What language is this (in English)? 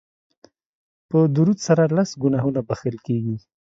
Pashto